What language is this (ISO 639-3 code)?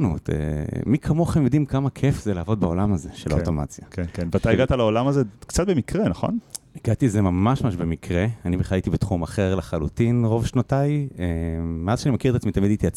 heb